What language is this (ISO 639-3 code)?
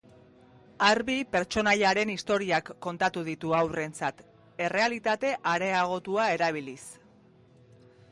eus